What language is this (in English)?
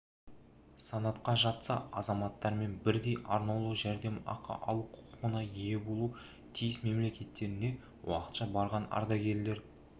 Kazakh